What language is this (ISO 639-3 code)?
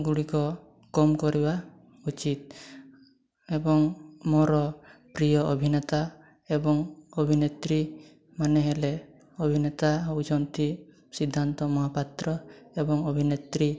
ori